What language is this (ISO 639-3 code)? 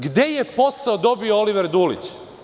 srp